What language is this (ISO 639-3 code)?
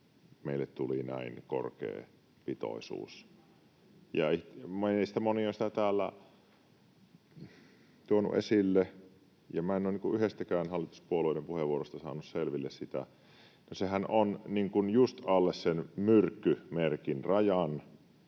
fin